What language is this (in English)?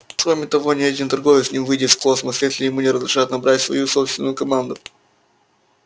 Russian